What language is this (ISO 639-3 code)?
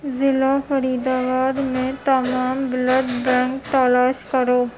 urd